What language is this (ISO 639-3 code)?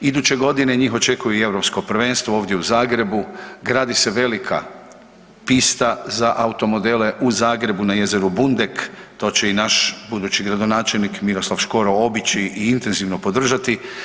hrv